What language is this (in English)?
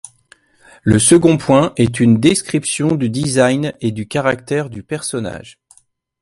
French